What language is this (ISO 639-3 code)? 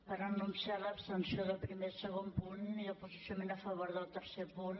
cat